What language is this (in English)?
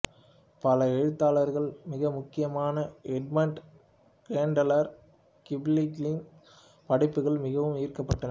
Tamil